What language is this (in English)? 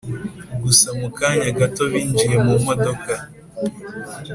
Kinyarwanda